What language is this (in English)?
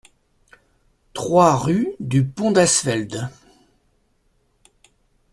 French